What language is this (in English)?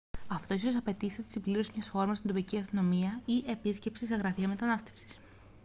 Greek